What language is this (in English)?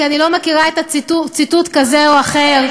Hebrew